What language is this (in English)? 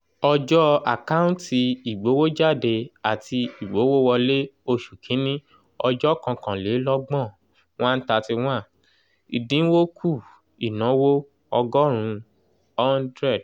Yoruba